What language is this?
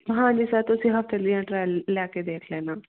Punjabi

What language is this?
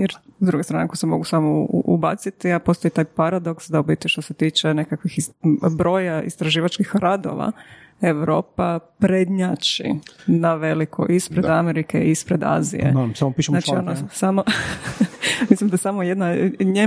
Croatian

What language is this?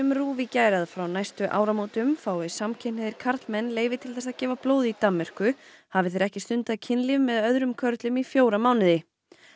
Icelandic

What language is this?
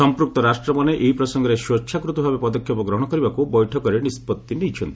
Odia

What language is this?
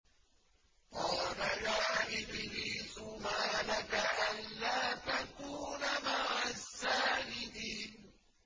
Arabic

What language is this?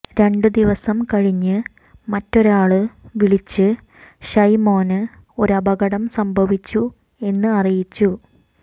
Malayalam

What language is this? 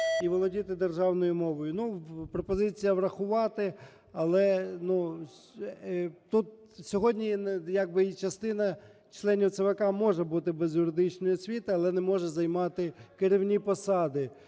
Ukrainian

